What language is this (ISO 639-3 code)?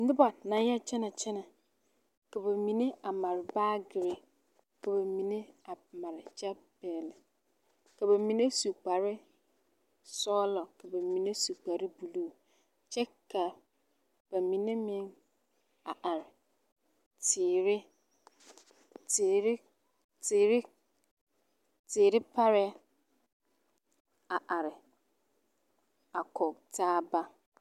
dga